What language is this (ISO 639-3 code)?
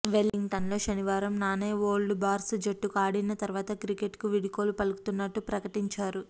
tel